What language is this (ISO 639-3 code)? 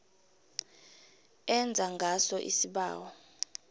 nbl